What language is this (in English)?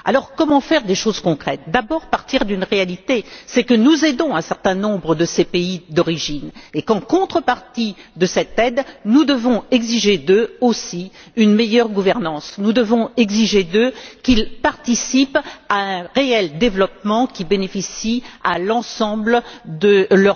French